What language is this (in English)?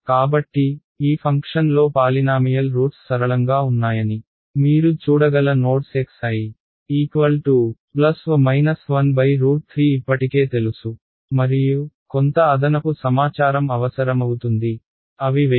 Telugu